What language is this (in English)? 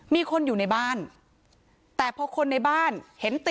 Thai